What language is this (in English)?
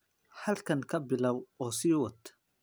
Somali